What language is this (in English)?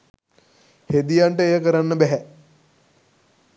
Sinhala